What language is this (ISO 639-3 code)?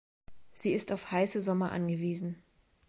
deu